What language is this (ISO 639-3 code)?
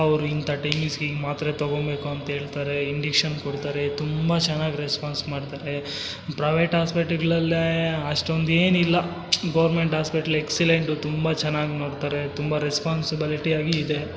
kan